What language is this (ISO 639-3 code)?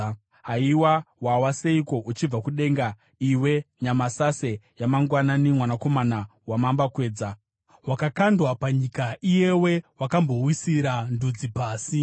sna